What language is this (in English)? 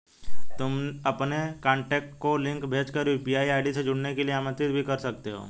Hindi